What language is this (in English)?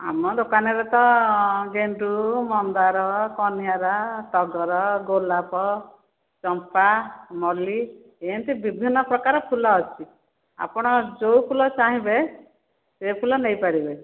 Odia